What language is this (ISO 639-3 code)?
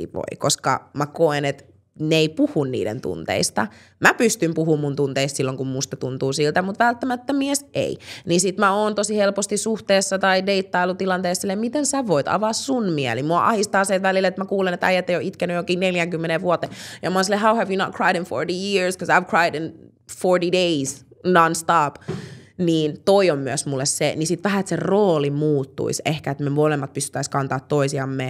fin